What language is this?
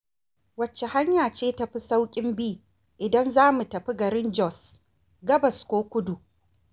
Hausa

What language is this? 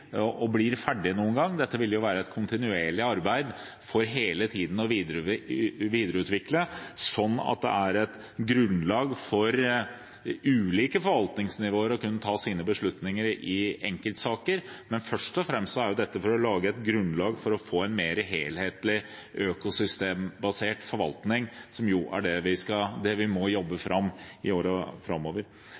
Norwegian Bokmål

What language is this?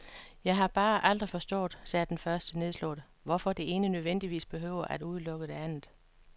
Danish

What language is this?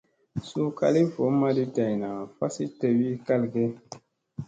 Musey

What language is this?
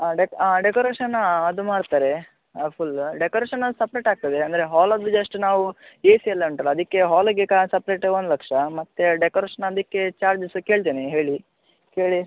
Kannada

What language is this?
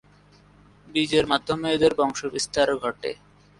Bangla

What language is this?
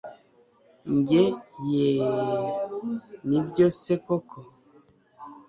Kinyarwanda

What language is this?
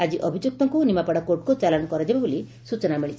Odia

